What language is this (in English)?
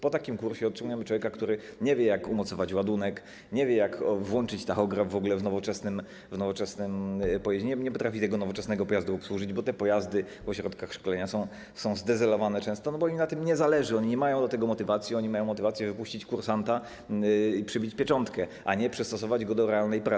Polish